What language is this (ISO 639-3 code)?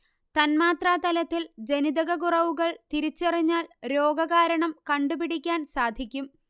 mal